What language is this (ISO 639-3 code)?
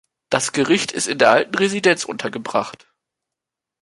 deu